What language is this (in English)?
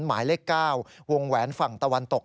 Thai